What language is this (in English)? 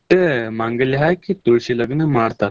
Kannada